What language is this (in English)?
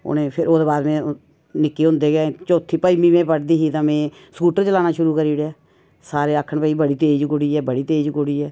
Dogri